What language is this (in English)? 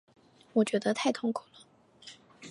Chinese